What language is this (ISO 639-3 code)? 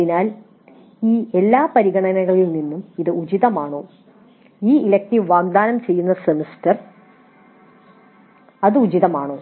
mal